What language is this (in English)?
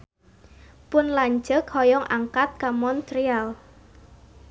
Sundanese